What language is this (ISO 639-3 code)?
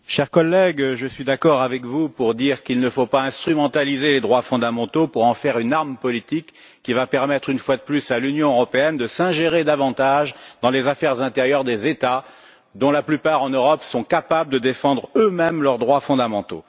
fra